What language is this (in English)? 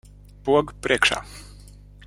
Latvian